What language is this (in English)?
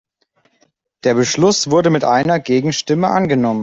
German